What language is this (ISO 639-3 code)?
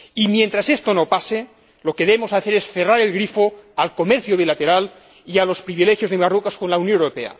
spa